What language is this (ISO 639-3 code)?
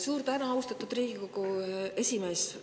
est